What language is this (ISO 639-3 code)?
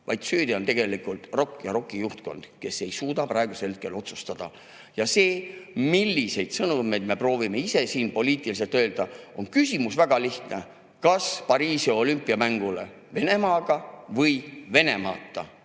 est